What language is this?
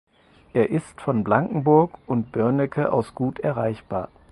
German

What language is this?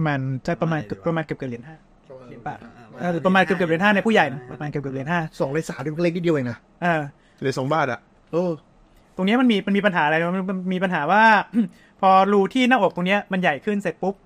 Thai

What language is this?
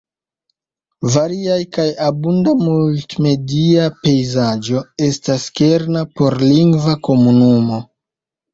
Esperanto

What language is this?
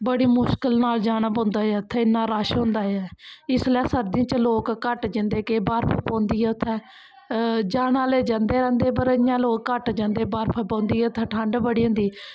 Dogri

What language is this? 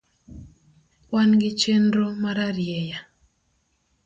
Luo (Kenya and Tanzania)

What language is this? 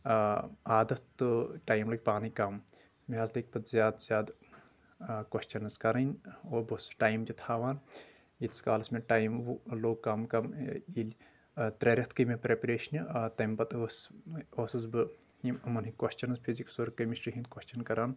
Kashmiri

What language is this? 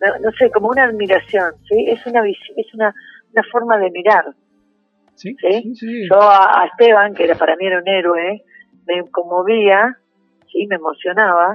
Spanish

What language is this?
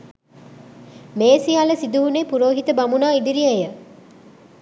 Sinhala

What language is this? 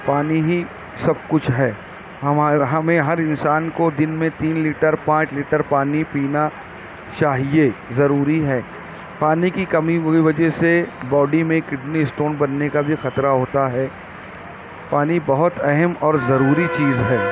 Urdu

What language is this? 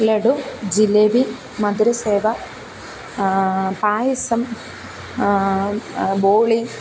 Malayalam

